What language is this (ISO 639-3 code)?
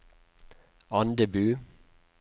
nor